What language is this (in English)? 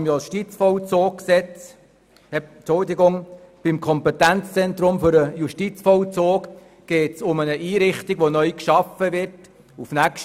Swiss German